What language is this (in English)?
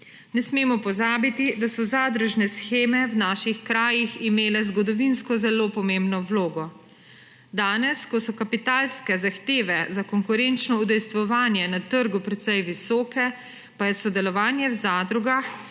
Slovenian